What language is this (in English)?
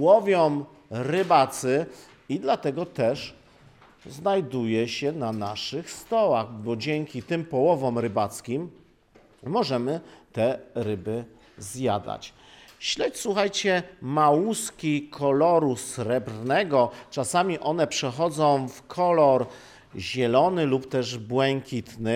Polish